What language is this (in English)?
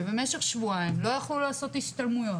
Hebrew